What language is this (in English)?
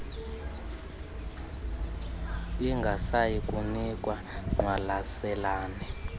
Xhosa